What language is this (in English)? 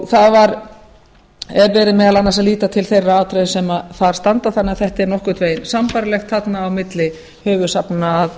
Icelandic